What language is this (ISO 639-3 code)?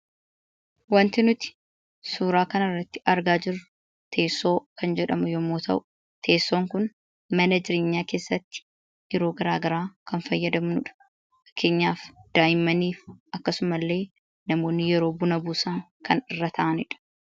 orm